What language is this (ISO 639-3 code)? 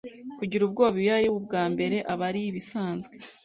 kin